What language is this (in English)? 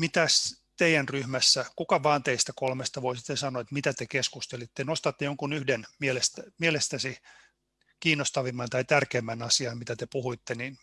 Finnish